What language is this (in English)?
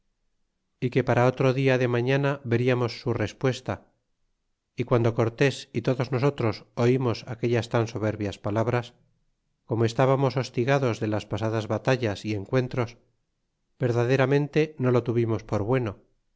Spanish